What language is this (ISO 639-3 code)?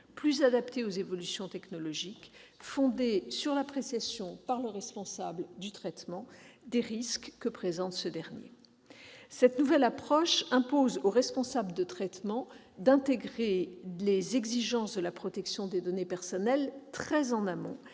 fra